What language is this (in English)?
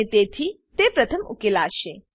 Gujarati